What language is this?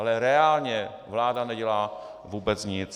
Czech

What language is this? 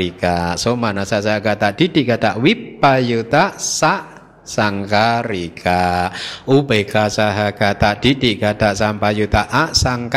Indonesian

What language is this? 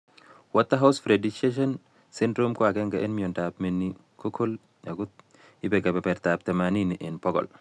Kalenjin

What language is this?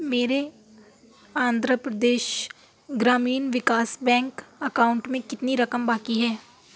Urdu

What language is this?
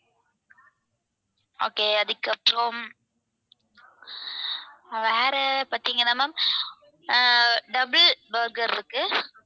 Tamil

